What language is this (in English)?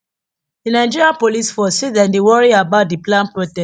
Nigerian Pidgin